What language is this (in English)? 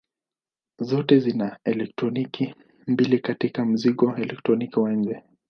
Swahili